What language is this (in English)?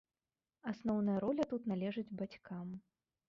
Belarusian